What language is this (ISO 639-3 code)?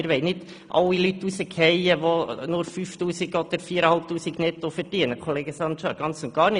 gsw